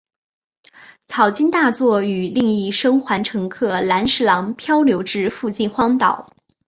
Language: Chinese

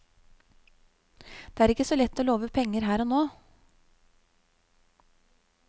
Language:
Norwegian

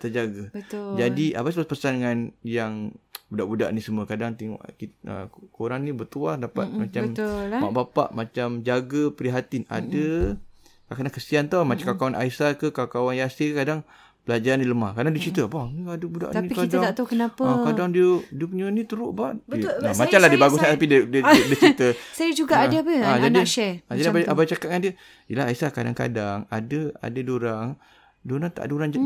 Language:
Malay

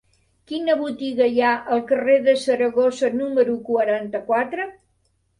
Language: Catalan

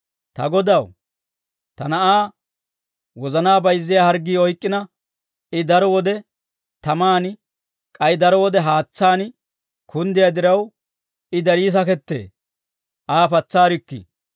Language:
Dawro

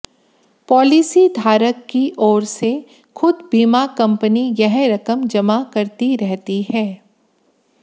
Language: Hindi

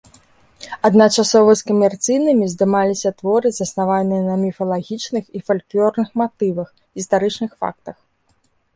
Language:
Belarusian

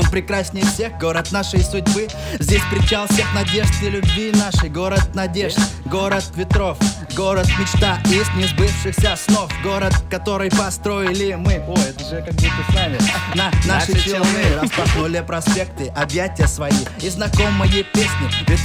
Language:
Russian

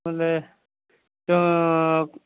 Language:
Odia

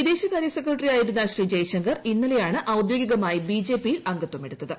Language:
Malayalam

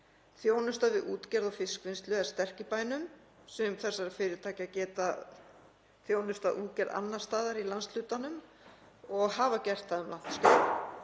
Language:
Icelandic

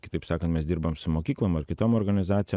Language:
Lithuanian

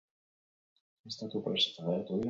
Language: Basque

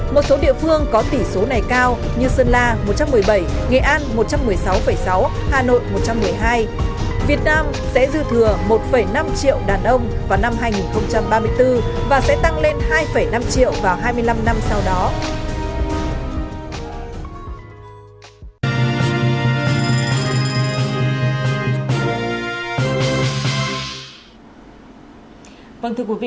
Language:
Vietnamese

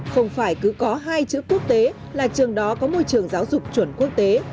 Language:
Vietnamese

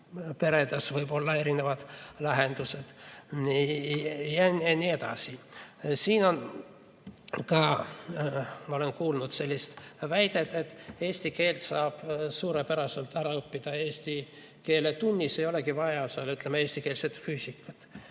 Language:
Estonian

